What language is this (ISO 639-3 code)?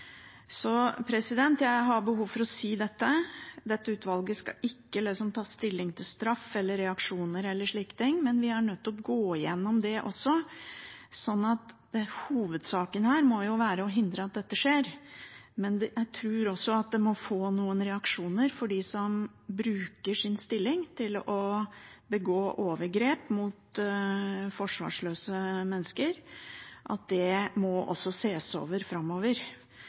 nob